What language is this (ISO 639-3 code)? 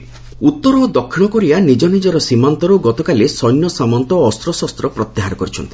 ori